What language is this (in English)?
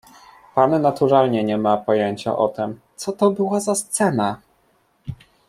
Polish